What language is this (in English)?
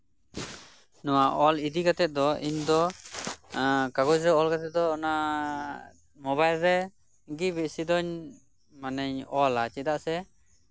Santali